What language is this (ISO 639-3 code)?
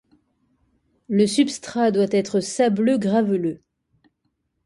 fra